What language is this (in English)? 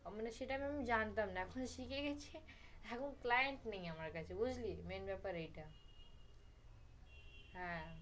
Bangla